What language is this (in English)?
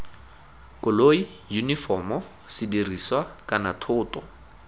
Tswana